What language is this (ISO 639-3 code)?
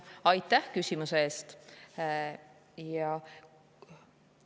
est